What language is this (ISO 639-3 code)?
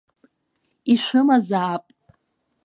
abk